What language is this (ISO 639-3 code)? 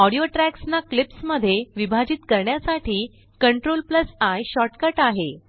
mar